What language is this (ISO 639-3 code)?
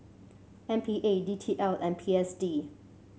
eng